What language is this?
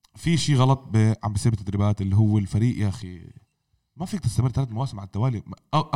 Arabic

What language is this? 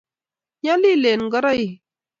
Kalenjin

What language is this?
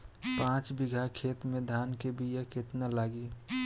Bhojpuri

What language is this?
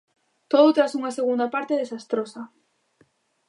Galician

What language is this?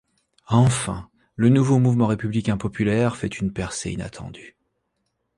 French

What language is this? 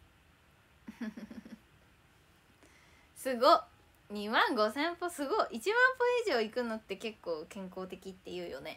Japanese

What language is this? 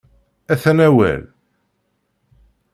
Kabyle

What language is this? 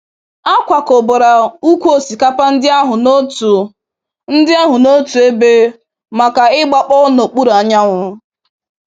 Igbo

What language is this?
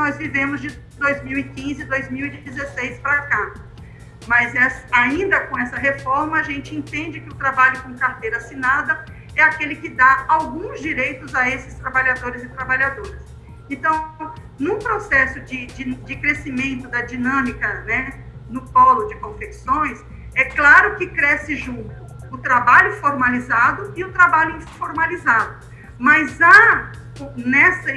Portuguese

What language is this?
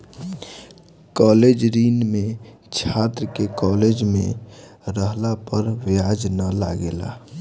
Bhojpuri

